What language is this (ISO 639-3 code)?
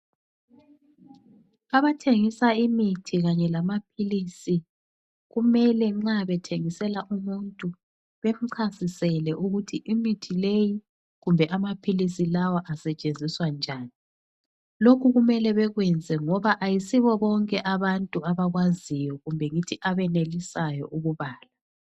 nde